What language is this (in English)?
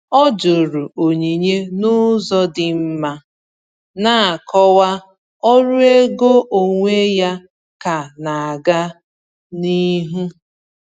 Igbo